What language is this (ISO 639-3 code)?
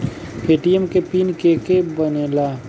bho